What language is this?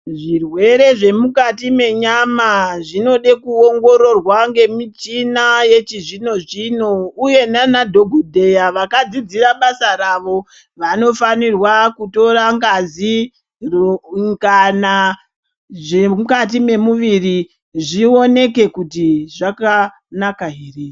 Ndau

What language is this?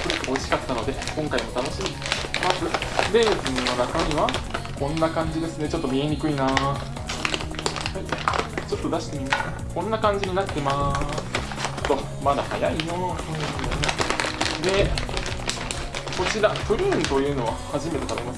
Japanese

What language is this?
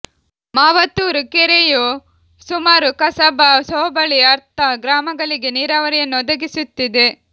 Kannada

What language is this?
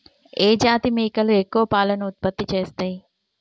Telugu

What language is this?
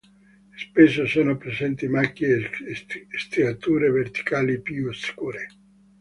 Italian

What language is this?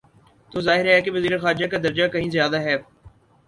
Urdu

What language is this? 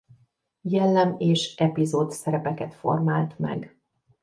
Hungarian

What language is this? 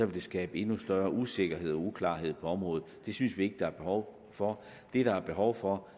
Danish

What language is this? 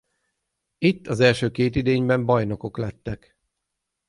Hungarian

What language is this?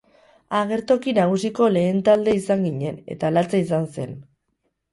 Basque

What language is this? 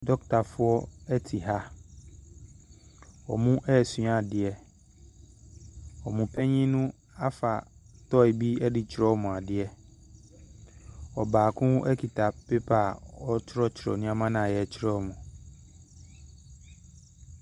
Akan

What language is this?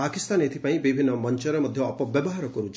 Odia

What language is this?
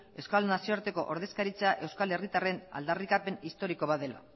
Basque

